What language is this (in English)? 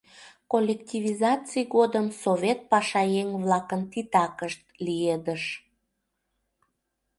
Mari